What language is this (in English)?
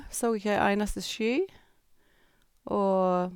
Norwegian